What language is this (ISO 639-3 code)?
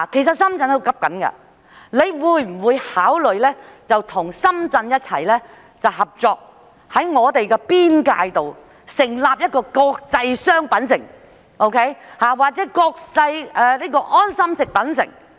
yue